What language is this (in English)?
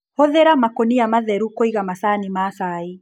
Kikuyu